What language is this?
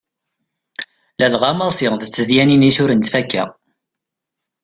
Kabyle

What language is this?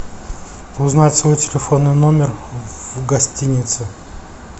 Russian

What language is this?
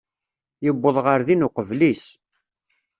Kabyle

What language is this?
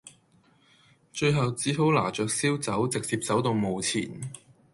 Cantonese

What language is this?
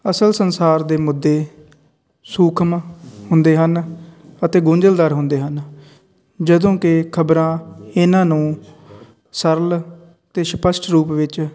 Punjabi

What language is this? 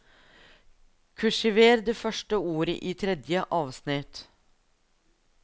Norwegian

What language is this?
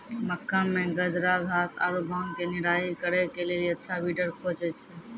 Maithili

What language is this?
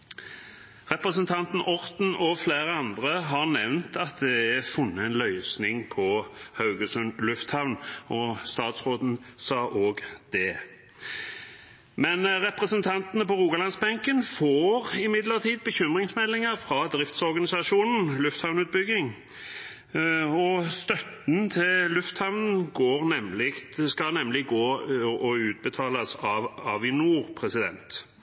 Norwegian Bokmål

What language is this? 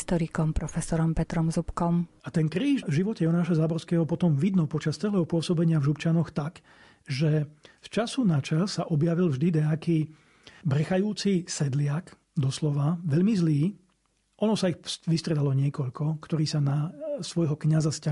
Slovak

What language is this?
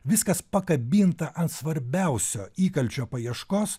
Lithuanian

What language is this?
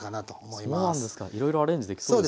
Japanese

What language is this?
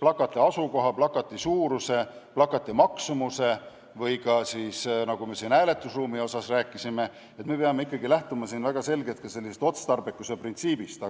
Estonian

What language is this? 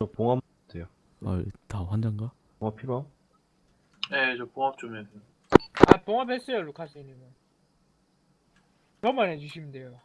Korean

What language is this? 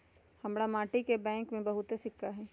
Magahi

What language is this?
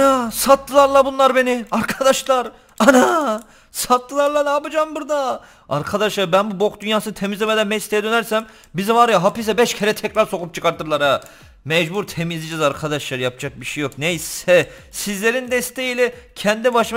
Turkish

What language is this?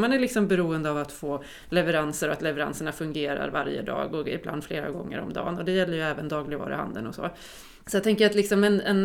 Swedish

